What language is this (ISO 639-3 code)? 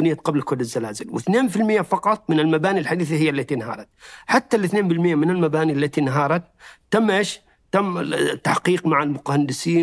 ara